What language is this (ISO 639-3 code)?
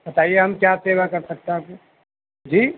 urd